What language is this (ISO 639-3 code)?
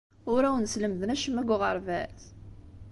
kab